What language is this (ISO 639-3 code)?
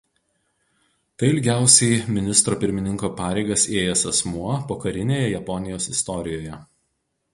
lit